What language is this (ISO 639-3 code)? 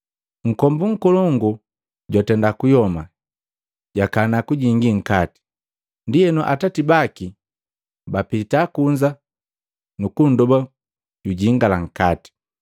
mgv